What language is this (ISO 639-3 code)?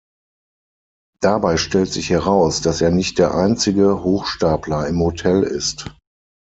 deu